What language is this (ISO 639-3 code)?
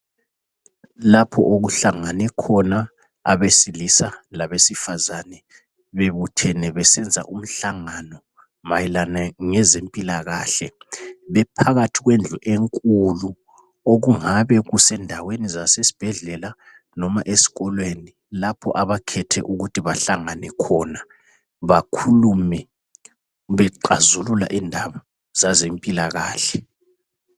nde